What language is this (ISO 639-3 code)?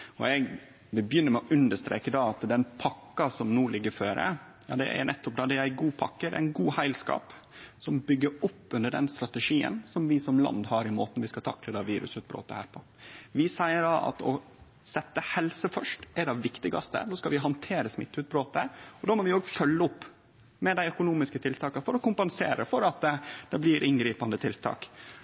nno